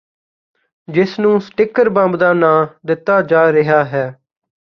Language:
Punjabi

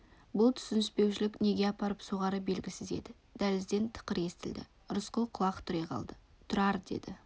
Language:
Kazakh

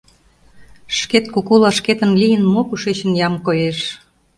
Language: Mari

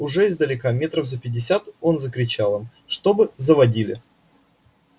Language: Russian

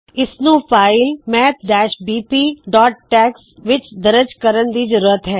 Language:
Punjabi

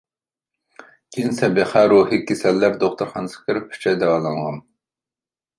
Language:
Uyghur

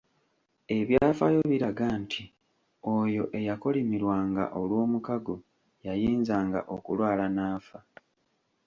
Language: Ganda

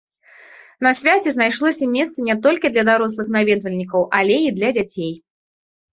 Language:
Belarusian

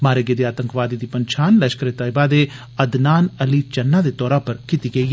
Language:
Dogri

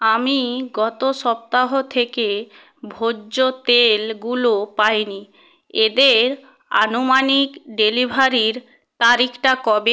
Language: Bangla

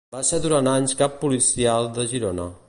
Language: Catalan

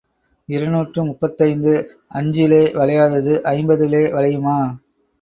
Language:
Tamil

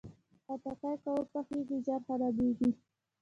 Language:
Pashto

